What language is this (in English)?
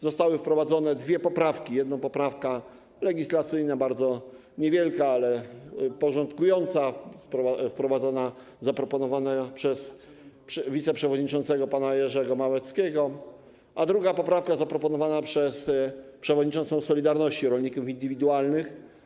Polish